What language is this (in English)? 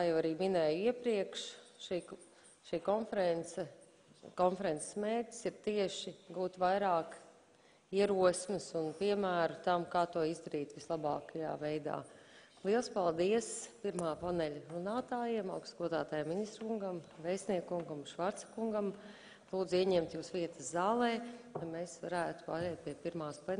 Latvian